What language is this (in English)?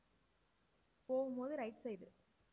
Tamil